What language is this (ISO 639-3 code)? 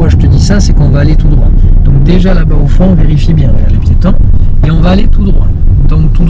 fra